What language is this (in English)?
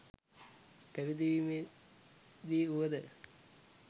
Sinhala